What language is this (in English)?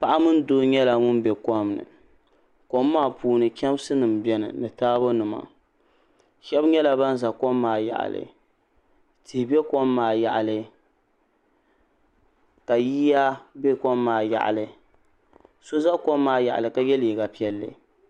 Dagbani